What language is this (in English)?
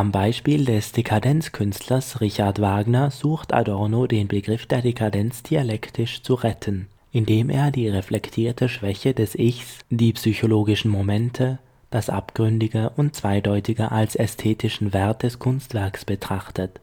German